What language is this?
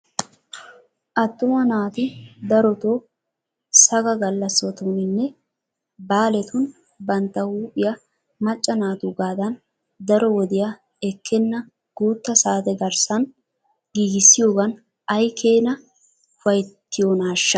Wolaytta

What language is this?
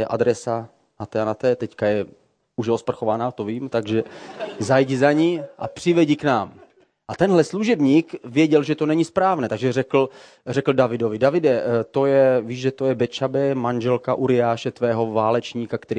Czech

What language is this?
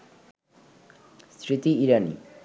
Bangla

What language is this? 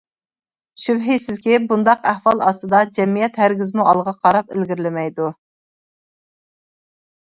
Uyghur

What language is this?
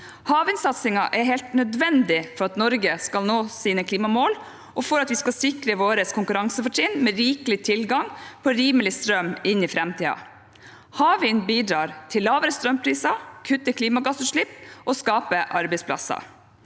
Norwegian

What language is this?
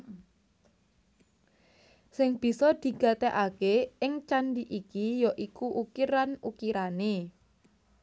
Javanese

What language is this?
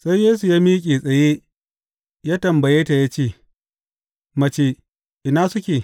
Hausa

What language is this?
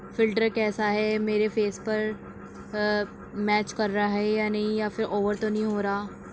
Urdu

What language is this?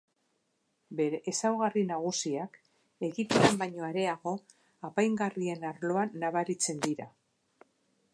Basque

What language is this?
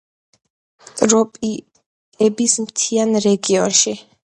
Georgian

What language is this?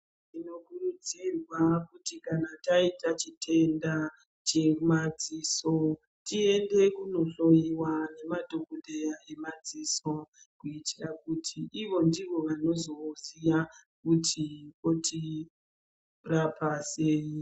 Ndau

